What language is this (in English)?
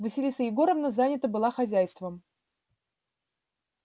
Russian